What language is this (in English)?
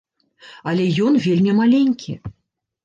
Belarusian